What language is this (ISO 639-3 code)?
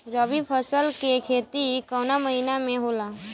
bho